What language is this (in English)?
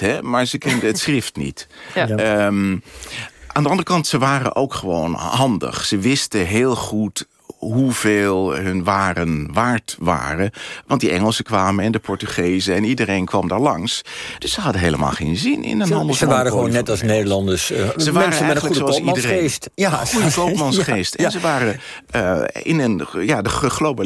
Dutch